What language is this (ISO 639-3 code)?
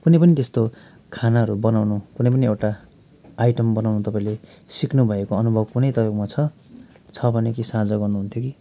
nep